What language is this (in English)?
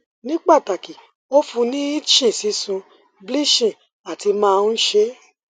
Yoruba